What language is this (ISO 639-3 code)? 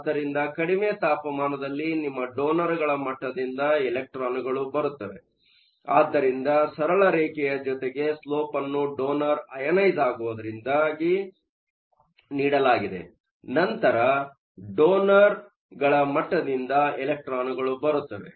kan